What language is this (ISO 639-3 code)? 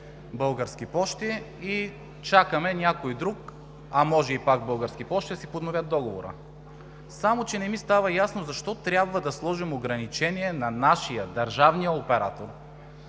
bul